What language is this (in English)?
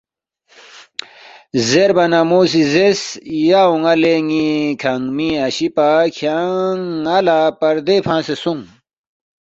Balti